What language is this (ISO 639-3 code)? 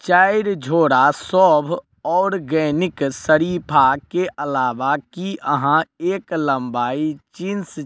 mai